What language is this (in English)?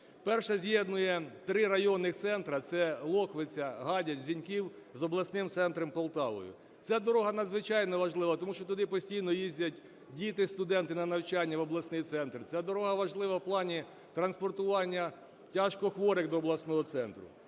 Ukrainian